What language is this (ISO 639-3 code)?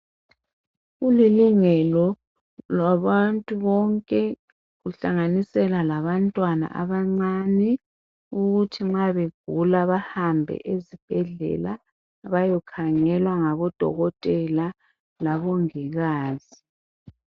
nde